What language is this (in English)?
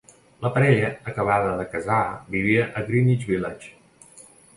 Catalan